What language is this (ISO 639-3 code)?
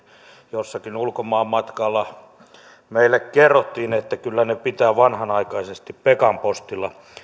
fin